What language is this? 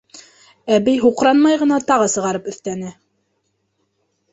Bashkir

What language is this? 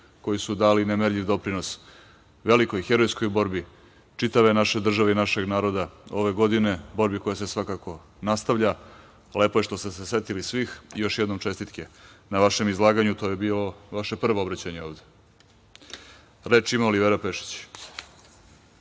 Serbian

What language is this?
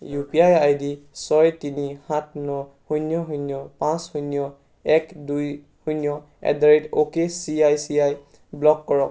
Assamese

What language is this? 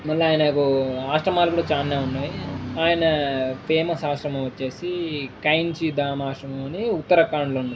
Telugu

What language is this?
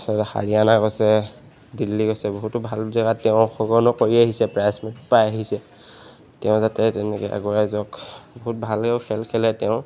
Assamese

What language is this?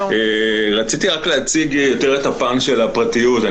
Hebrew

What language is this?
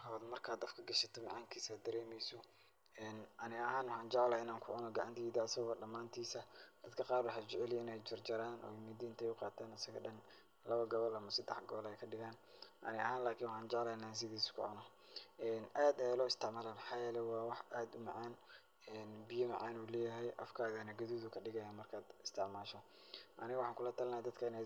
Somali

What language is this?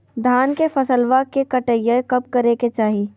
Magahi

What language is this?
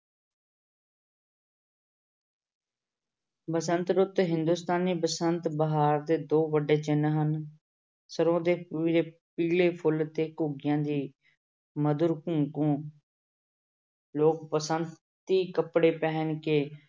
Punjabi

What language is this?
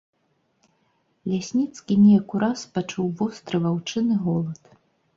Belarusian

